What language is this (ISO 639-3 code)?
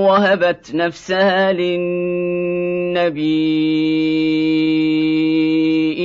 ara